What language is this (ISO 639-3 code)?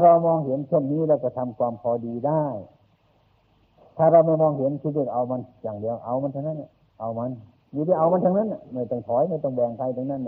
tha